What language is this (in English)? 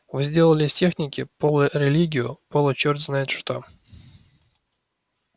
Russian